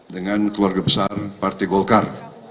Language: Indonesian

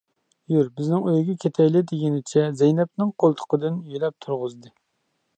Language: Uyghur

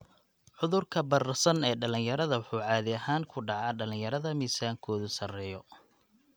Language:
Somali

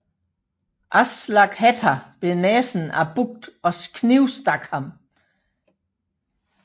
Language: Danish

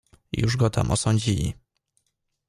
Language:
Polish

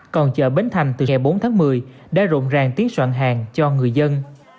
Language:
Vietnamese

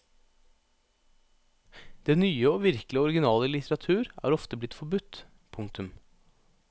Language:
Norwegian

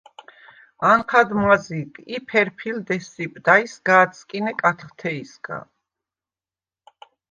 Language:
Svan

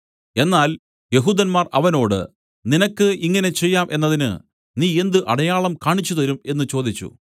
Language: Malayalam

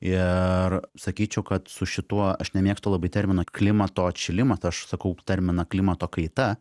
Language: Lithuanian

